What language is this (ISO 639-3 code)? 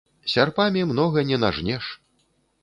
bel